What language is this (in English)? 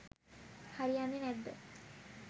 Sinhala